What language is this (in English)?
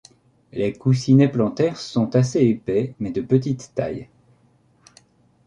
French